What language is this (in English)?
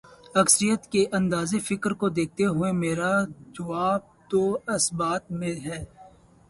Urdu